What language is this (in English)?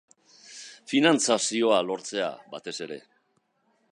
Basque